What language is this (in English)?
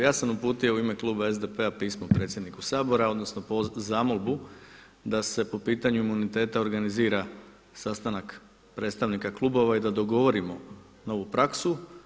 Croatian